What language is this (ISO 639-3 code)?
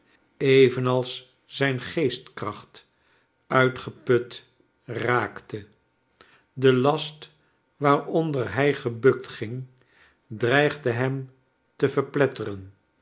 nld